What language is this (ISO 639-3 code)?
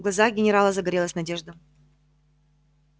rus